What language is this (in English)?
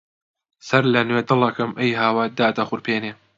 Central Kurdish